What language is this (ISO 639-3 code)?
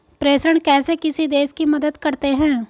hin